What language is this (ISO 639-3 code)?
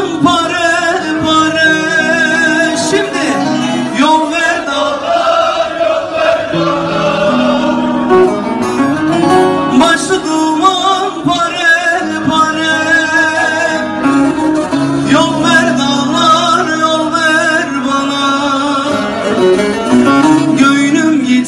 ell